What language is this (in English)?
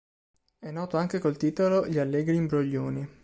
Italian